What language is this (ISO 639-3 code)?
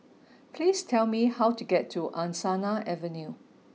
eng